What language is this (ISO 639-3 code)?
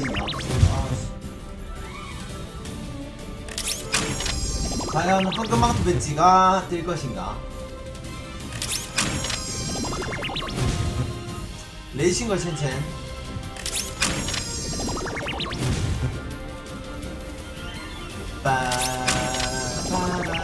kor